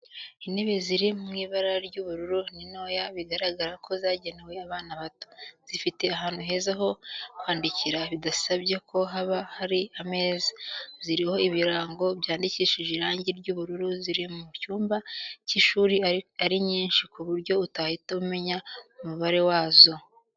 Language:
Kinyarwanda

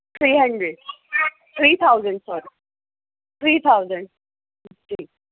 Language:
Urdu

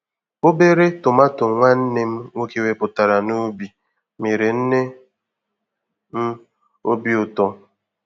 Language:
Igbo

